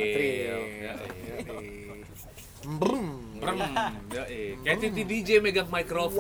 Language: Indonesian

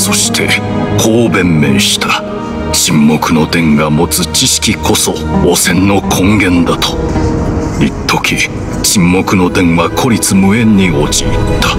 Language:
Japanese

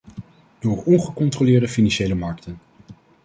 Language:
Dutch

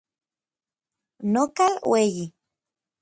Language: Orizaba Nahuatl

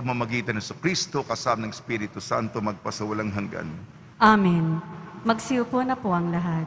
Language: Filipino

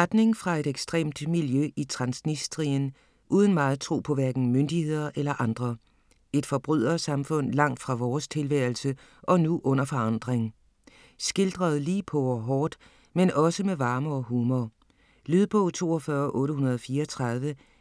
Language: Danish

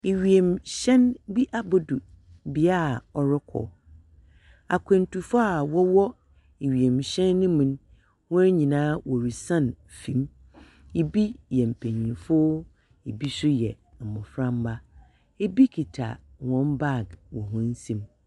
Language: Akan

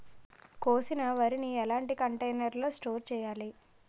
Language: Telugu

